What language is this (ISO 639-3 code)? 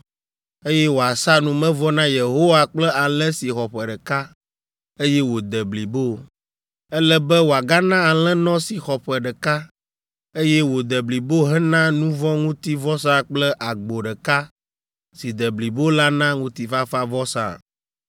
ewe